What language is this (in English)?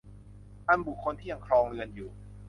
Thai